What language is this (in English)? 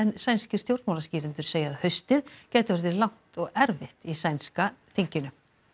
Icelandic